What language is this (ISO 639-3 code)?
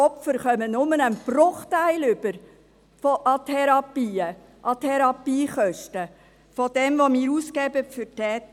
gsw